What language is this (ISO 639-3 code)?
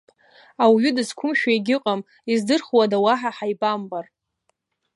abk